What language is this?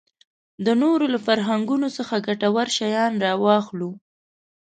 Pashto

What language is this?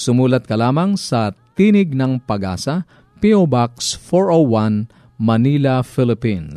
Filipino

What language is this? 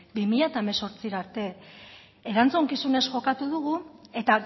Basque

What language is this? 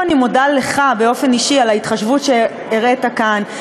Hebrew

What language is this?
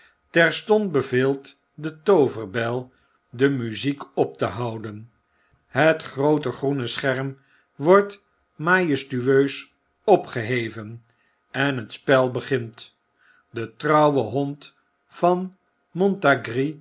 Dutch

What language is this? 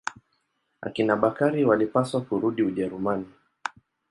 Swahili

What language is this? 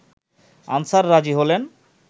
Bangla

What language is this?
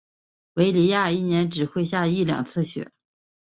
Chinese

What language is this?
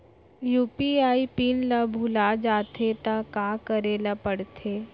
Chhattisgarhi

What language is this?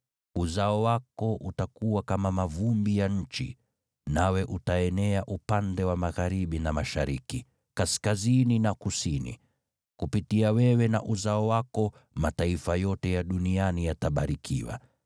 Swahili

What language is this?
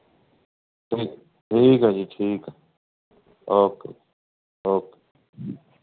Punjabi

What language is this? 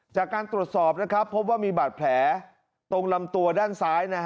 Thai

